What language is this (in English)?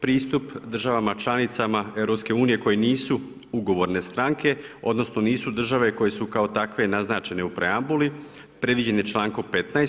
Croatian